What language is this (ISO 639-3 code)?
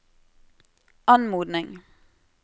nor